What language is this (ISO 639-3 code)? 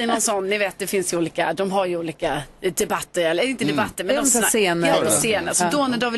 swe